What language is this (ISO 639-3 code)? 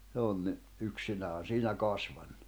fin